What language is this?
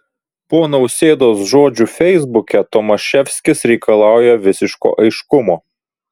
Lithuanian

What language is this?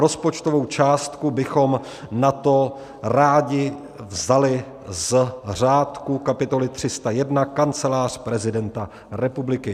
Czech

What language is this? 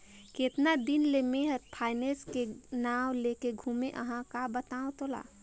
Chhattisgarhi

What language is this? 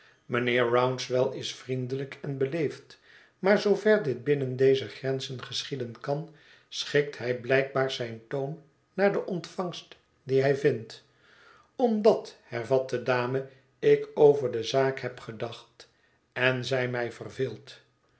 Dutch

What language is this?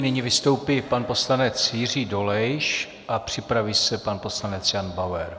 Czech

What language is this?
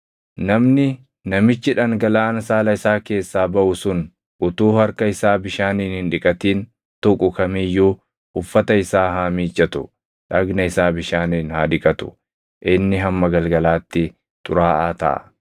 Oromo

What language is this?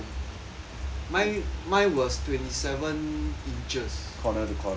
English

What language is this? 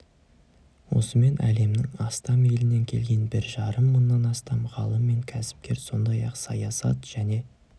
Kazakh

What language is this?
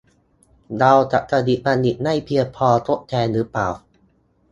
Thai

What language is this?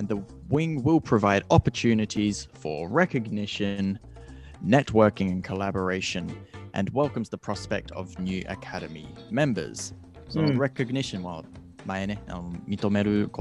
Japanese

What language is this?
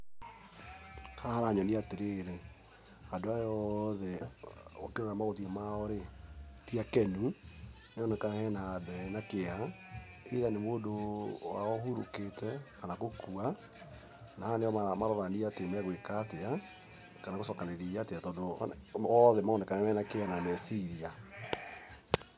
Kikuyu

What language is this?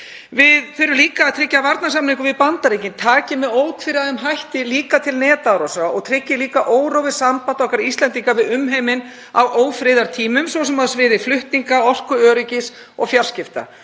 Icelandic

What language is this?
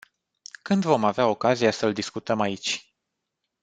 Romanian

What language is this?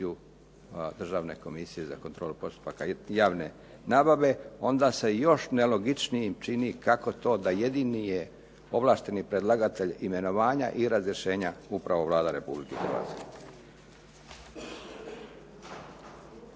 Croatian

